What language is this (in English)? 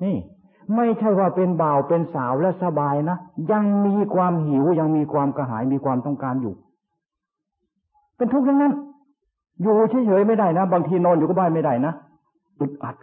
Thai